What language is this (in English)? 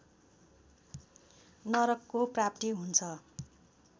Nepali